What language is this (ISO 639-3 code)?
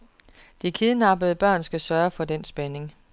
dan